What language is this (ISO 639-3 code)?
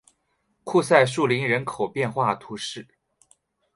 zho